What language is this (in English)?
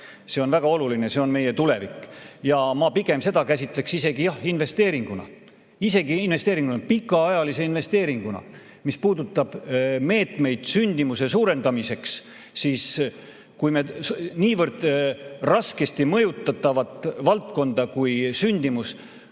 Estonian